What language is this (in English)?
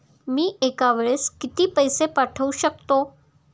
Marathi